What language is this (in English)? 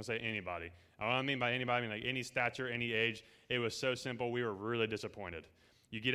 English